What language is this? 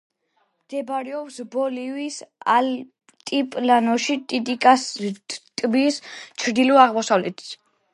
Georgian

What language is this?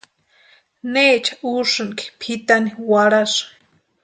Western Highland Purepecha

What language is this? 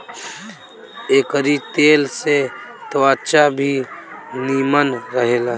Bhojpuri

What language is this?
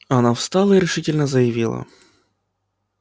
Russian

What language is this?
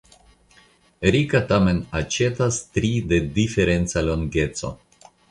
Esperanto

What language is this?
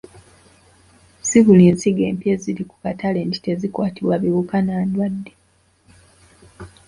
Ganda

